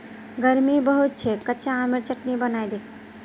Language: Magahi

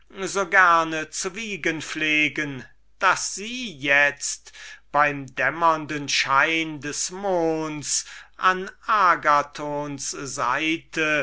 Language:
German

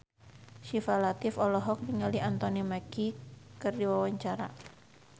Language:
Sundanese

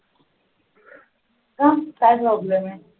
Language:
Marathi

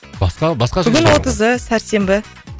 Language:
Kazakh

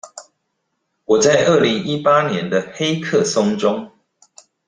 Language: Chinese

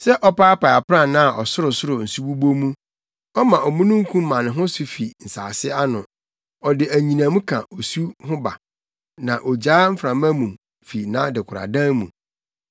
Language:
Akan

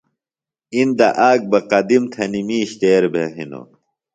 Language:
Phalura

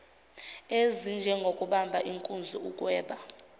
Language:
Zulu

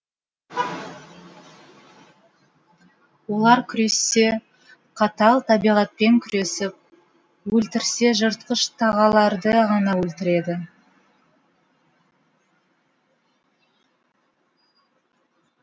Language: Kazakh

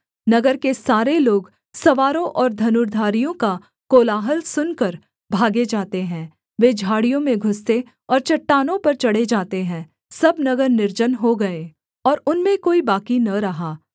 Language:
Hindi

